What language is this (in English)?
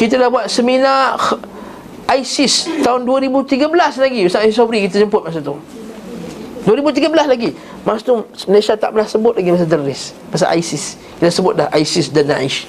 Malay